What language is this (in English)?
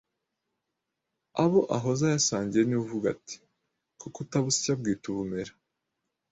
Kinyarwanda